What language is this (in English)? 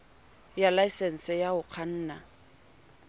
Southern Sotho